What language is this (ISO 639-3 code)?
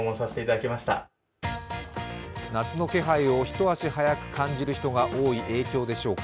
jpn